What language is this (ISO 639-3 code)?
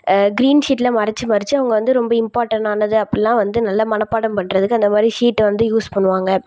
tam